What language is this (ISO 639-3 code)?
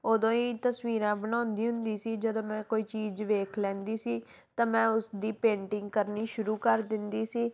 pan